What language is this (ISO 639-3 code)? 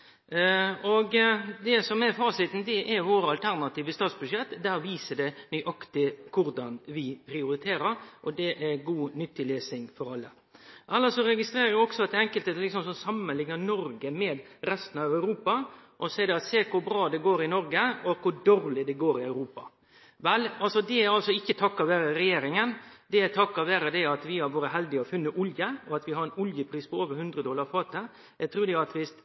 nor